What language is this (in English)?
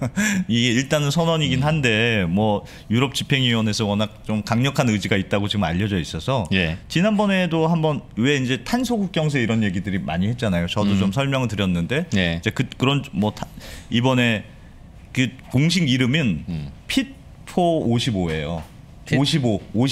Korean